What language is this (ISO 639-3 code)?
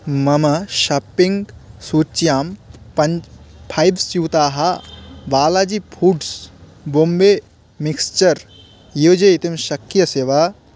san